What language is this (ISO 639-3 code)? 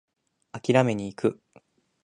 jpn